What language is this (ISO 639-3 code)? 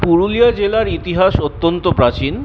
ben